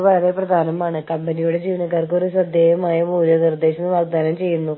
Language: Malayalam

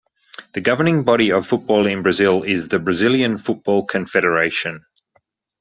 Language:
English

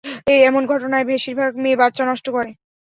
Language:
Bangla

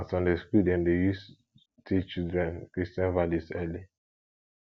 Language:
Nigerian Pidgin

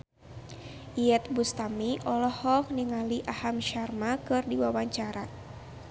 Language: Sundanese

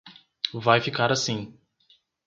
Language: Portuguese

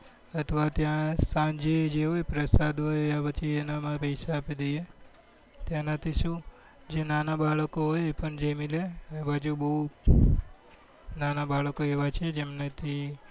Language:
Gujarati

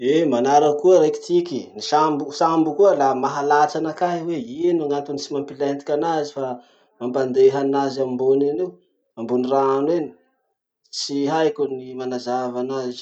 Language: Masikoro Malagasy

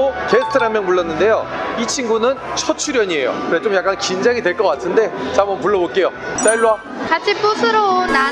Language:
Korean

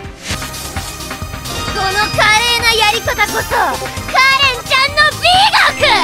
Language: Japanese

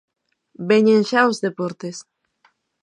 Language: Galician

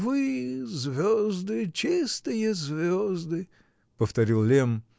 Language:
Russian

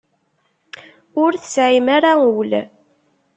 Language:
Kabyle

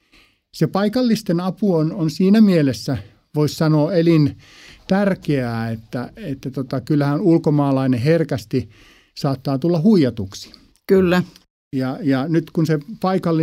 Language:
Finnish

